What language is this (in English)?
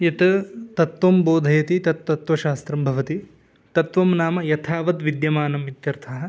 Sanskrit